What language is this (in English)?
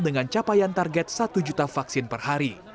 Indonesian